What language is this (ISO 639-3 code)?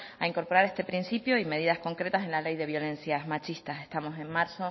spa